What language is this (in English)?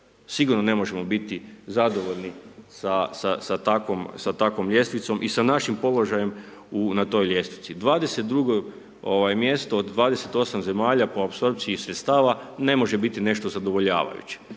Croatian